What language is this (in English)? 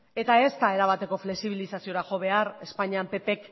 Basque